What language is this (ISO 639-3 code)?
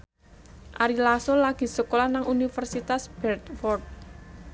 jav